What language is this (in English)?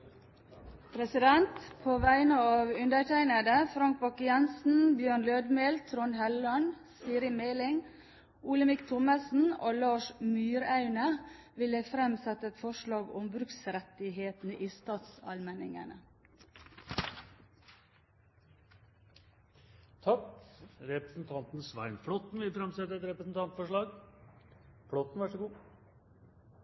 Norwegian Nynorsk